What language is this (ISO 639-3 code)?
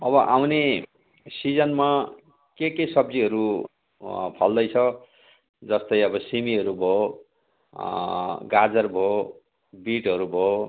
nep